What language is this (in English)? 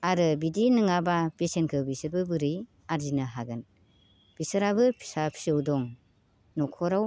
Bodo